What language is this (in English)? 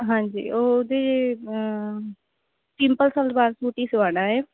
Punjabi